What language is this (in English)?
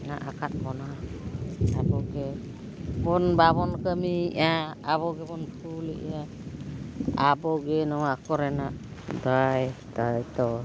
Santali